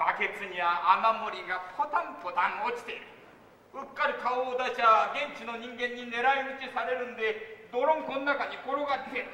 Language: Japanese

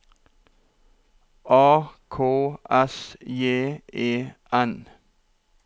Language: Norwegian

